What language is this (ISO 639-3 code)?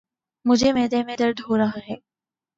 urd